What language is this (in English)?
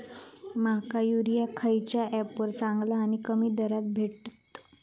Marathi